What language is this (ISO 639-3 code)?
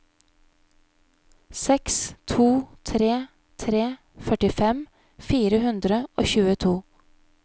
nor